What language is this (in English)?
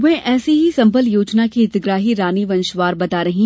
Hindi